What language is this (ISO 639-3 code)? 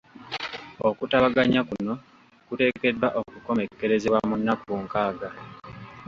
lug